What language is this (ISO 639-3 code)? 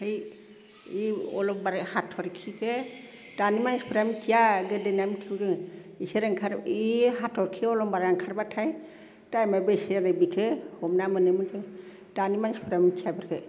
brx